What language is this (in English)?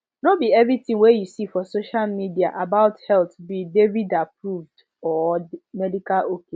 Nigerian Pidgin